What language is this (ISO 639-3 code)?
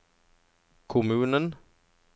nor